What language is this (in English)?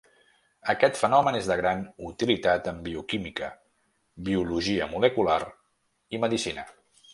Catalan